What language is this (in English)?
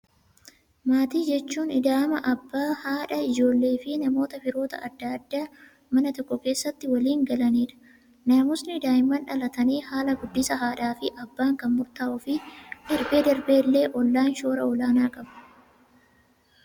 Oromo